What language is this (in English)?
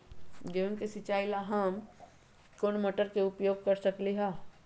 Magahi